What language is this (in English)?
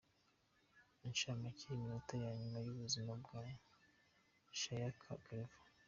Kinyarwanda